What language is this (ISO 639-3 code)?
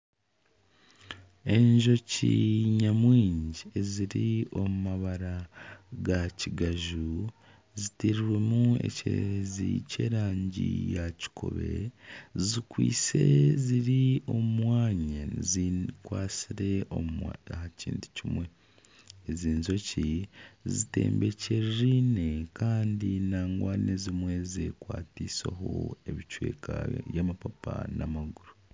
nyn